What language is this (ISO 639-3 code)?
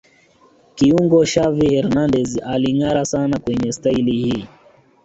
swa